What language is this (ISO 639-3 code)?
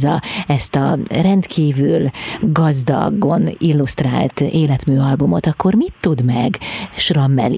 hun